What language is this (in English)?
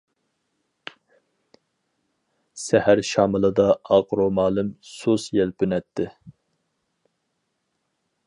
Uyghur